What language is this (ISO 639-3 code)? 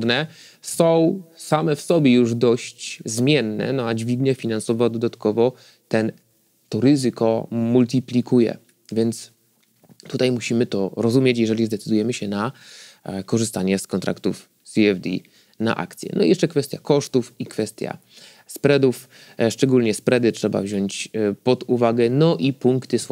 pol